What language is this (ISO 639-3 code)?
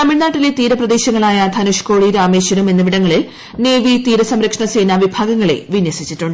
mal